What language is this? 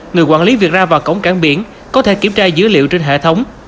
Vietnamese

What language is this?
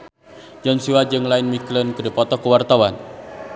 Sundanese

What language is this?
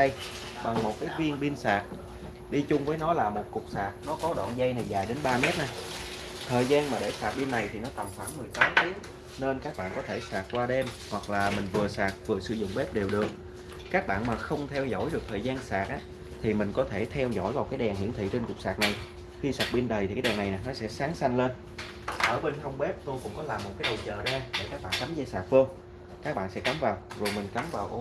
Vietnamese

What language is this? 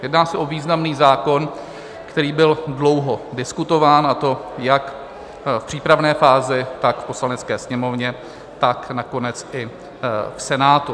Czech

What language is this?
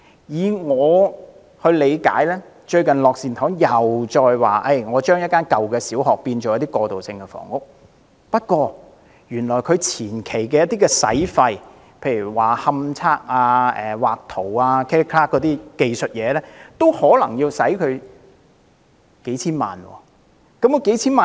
Cantonese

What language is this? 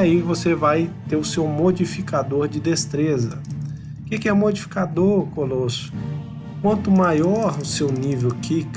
Portuguese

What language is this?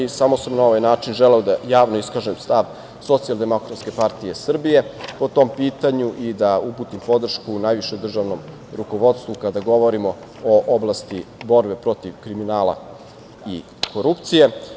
Serbian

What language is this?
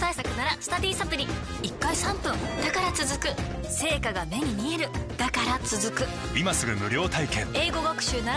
Japanese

